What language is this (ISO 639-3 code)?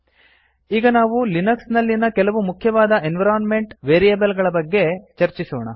kan